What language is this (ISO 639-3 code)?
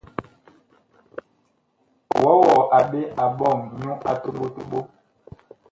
bkh